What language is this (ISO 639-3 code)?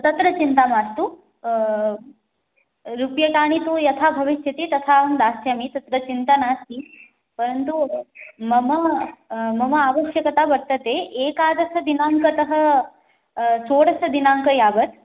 san